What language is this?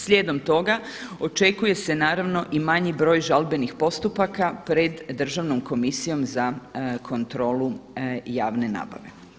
Croatian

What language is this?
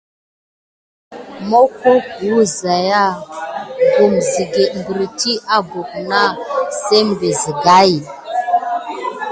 Gidar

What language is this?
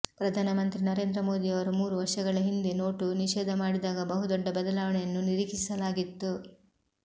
Kannada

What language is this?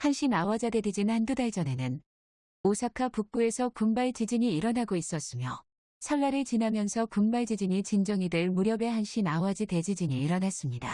Korean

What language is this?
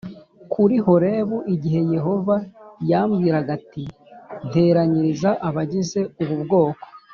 Kinyarwanda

